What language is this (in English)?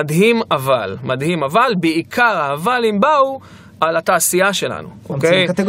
Hebrew